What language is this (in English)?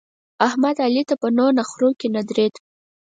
Pashto